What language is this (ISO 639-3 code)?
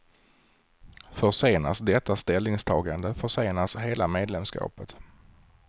swe